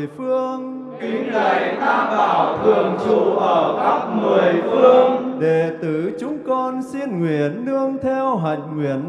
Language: Vietnamese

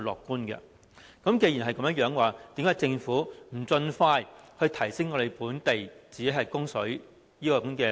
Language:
Cantonese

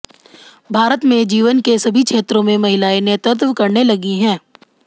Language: Hindi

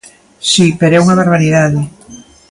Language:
Galician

